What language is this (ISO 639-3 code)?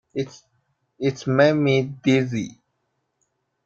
eng